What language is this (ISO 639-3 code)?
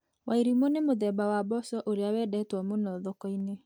kik